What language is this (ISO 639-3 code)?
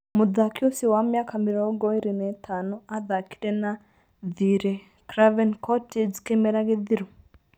kik